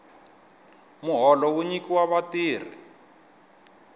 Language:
Tsonga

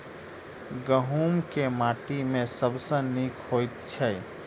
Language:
Maithili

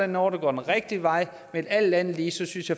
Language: Danish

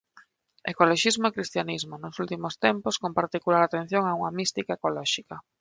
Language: Galician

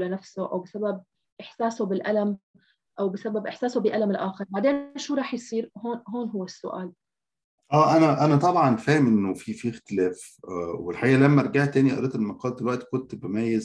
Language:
Arabic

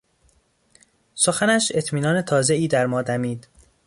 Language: Persian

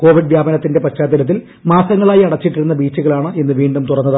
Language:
Malayalam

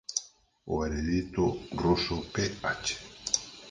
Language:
Galician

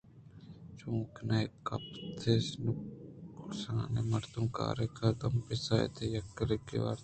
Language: Eastern Balochi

